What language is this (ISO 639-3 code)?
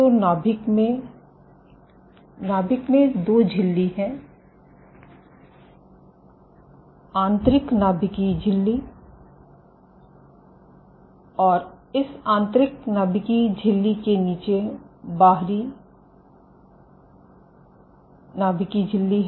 hin